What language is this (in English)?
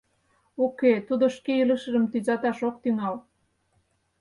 Mari